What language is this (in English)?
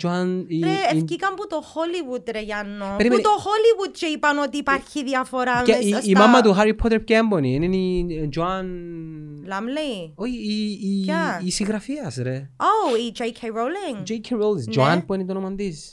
Greek